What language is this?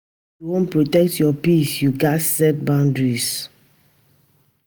Nigerian Pidgin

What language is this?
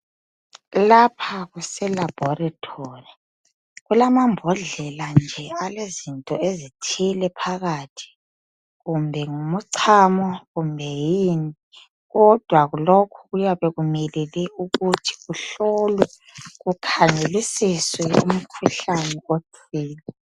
North Ndebele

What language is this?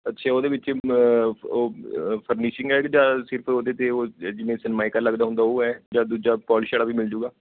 Punjabi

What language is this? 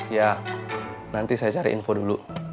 Indonesian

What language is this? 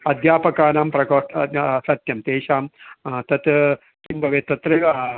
Sanskrit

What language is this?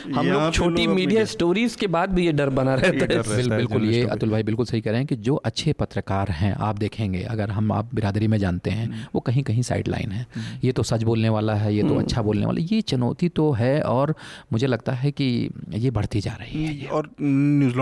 Hindi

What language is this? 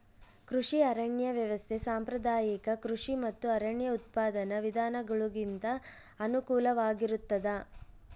Kannada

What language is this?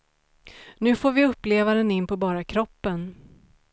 Swedish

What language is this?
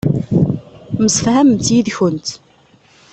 Kabyle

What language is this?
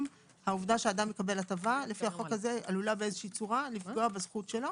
Hebrew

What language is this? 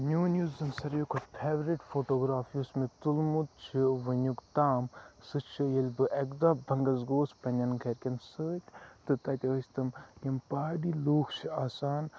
Kashmiri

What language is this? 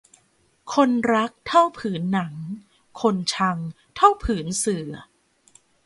Thai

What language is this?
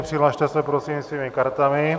Czech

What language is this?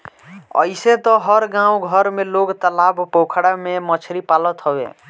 Bhojpuri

